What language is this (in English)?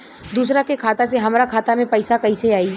Bhojpuri